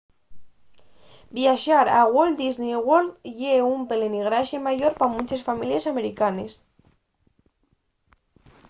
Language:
Asturian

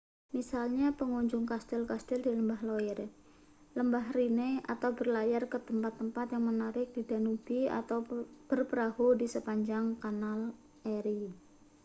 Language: Indonesian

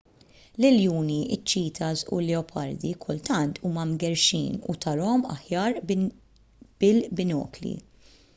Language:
Maltese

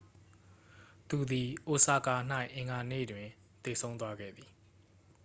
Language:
Burmese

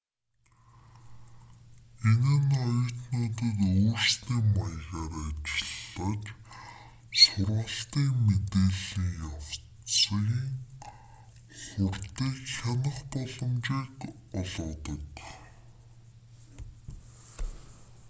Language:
Mongolian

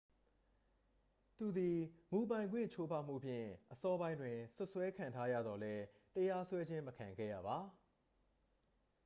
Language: Burmese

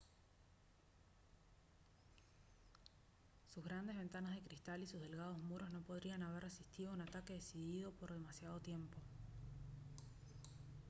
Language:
Spanish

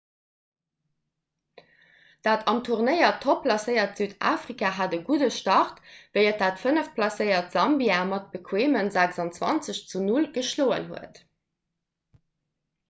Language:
Luxembourgish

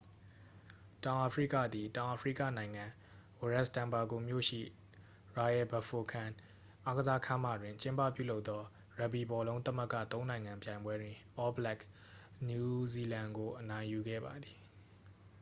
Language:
Burmese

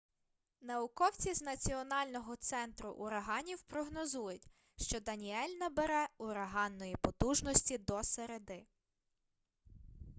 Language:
Ukrainian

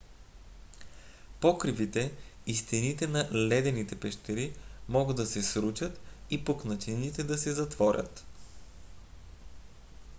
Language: Bulgarian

